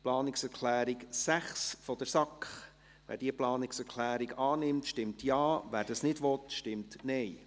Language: Swiss German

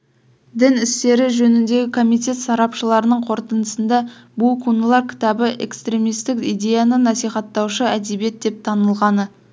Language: Kazakh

